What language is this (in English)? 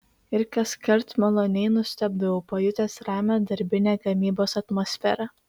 Lithuanian